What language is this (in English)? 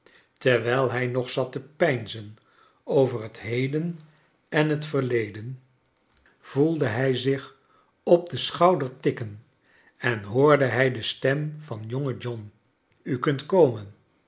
Dutch